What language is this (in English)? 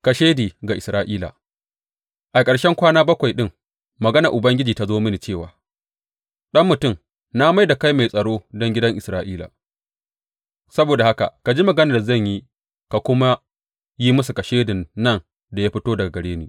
Hausa